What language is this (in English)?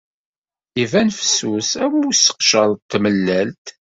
Kabyle